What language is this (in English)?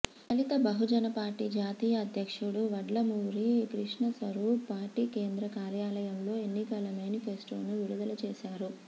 Telugu